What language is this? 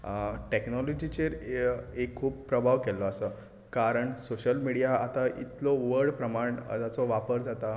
Konkani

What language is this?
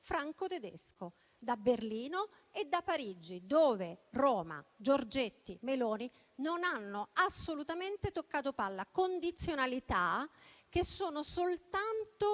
Italian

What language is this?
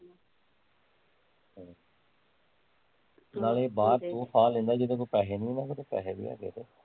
Punjabi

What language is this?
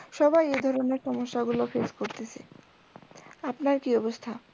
Bangla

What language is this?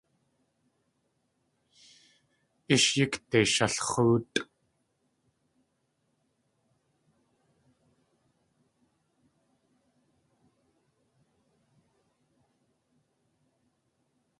Tlingit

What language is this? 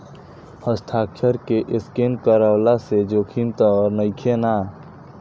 Bhojpuri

